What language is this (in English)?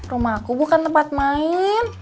Indonesian